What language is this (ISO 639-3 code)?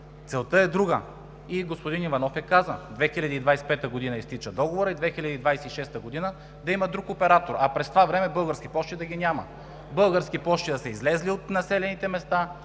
bul